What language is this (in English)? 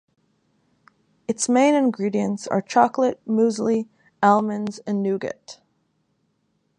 English